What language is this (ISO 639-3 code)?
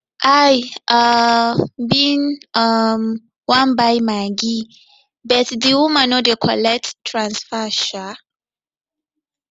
pcm